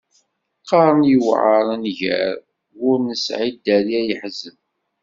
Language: Kabyle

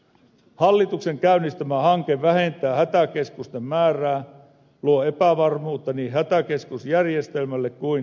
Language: Finnish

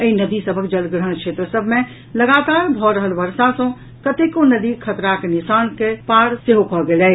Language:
Maithili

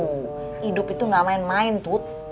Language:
Indonesian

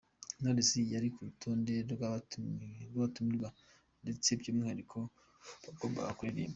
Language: Kinyarwanda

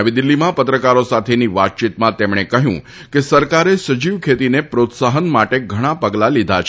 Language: Gujarati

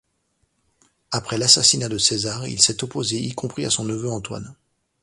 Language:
French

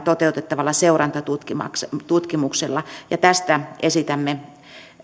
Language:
Finnish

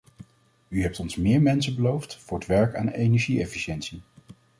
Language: Dutch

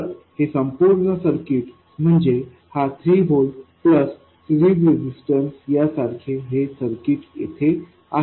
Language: Marathi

